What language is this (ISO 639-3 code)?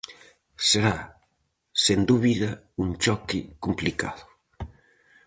glg